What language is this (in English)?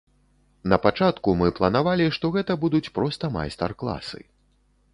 Belarusian